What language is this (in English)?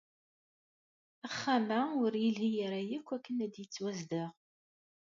Kabyle